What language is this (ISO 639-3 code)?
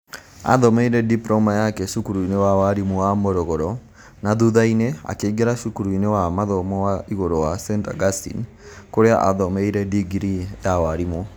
kik